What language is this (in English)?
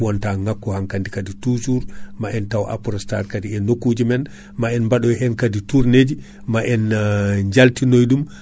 Fula